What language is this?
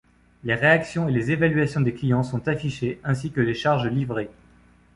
French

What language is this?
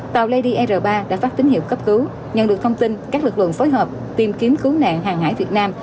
Vietnamese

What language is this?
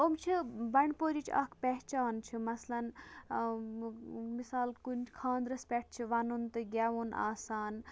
Kashmiri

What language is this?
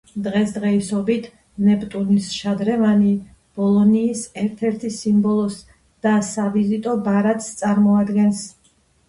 Georgian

